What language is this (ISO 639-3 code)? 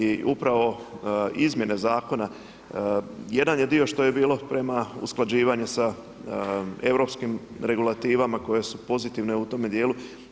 hrv